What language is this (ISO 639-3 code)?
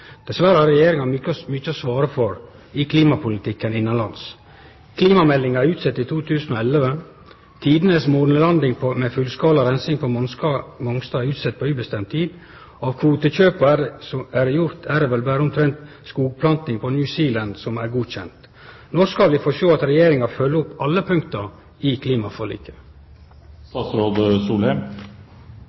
nno